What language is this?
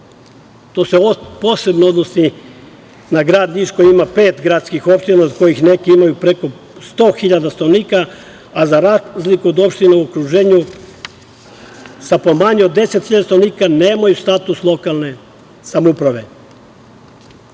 Serbian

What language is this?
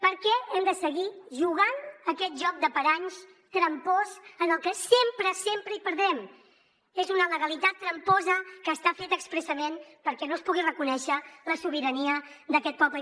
Catalan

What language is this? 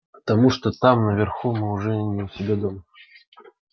Russian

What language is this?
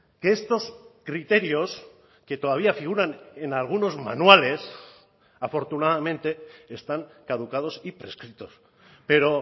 Spanish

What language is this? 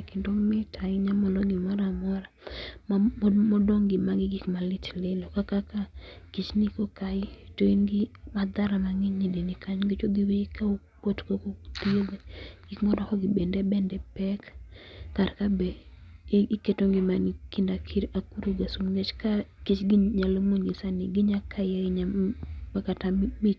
Luo (Kenya and Tanzania)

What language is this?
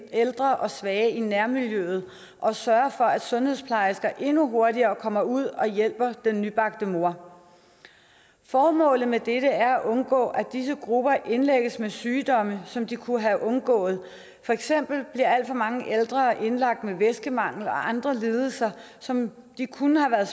Danish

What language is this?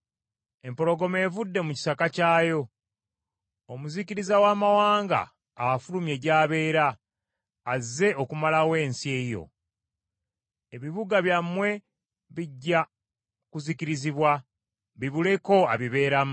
Ganda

